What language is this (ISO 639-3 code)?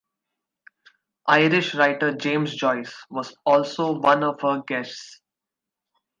eng